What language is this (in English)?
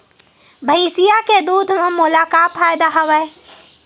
Chhattisgarhi